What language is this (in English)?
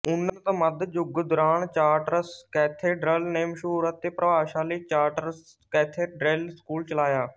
Punjabi